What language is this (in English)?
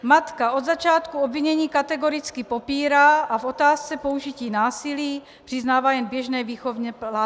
Czech